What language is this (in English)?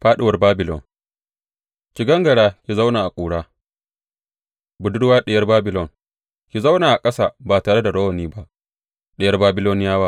Hausa